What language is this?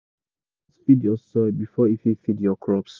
Nigerian Pidgin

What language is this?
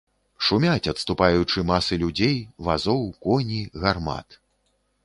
Belarusian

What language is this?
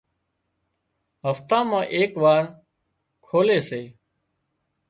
Wadiyara Koli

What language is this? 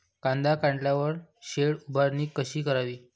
Marathi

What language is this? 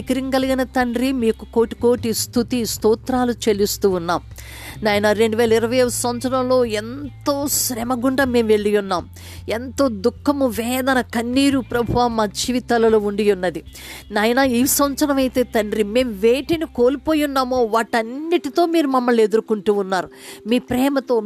Telugu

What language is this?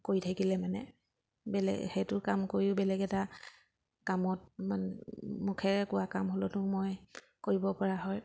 Assamese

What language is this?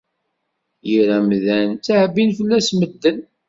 Kabyle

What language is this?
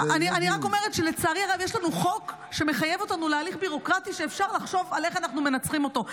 Hebrew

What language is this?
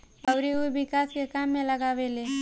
Bhojpuri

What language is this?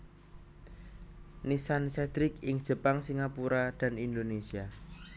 Javanese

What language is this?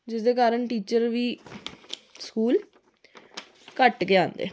Dogri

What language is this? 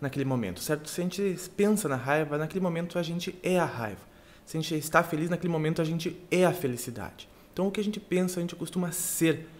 Portuguese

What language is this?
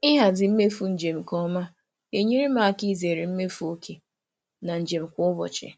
Igbo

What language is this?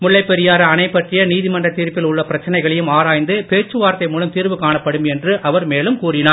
Tamil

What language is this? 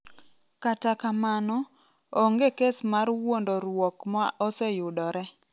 Luo (Kenya and Tanzania)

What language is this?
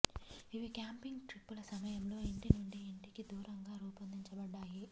Telugu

